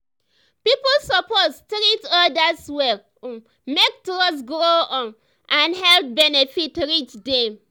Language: Nigerian Pidgin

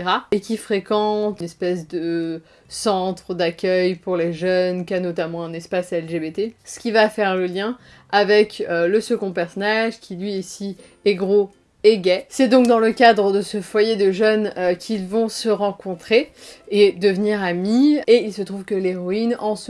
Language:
French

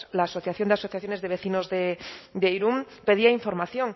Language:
Spanish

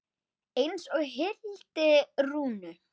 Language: Icelandic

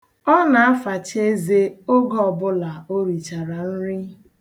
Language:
Igbo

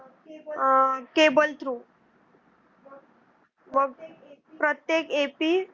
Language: Marathi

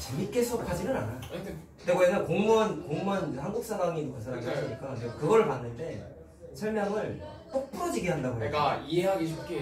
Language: Korean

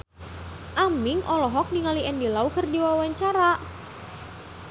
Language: Sundanese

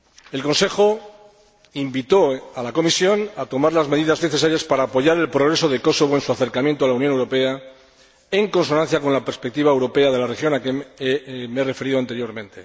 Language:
Spanish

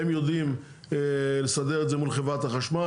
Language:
Hebrew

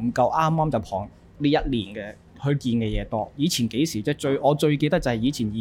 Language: Chinese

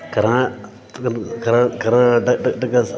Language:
Sanskrit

